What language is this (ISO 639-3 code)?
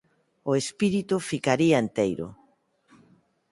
glg